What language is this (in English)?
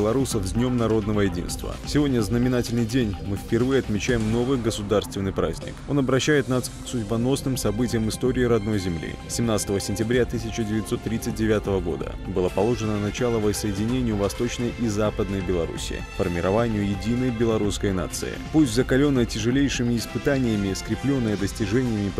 Russian